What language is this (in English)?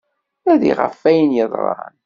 Kabyle